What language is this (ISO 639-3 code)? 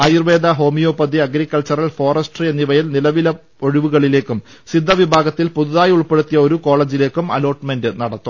mal